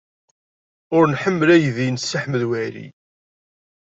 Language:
Kabyle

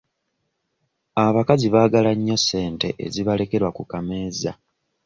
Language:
Ganda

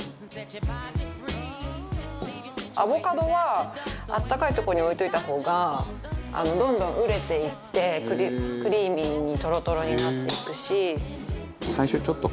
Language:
Japanese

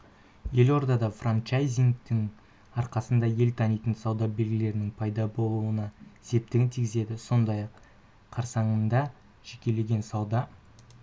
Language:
Kazakh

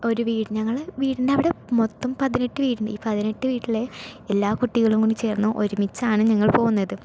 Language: Malayalam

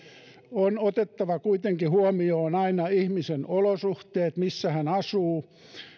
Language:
Finnish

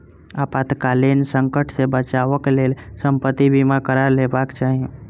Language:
Maithili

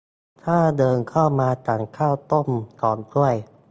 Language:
Thai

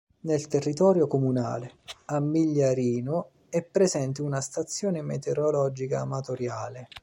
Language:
Italian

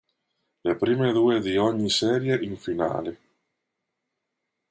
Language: Italian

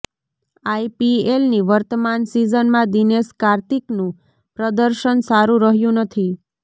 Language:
Gujarati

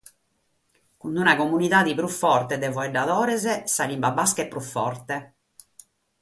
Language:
Sardinian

